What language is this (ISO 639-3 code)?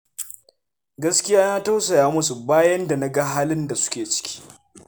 hau